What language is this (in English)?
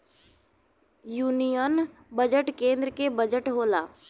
Bhojpuri